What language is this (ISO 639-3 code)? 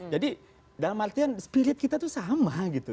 ind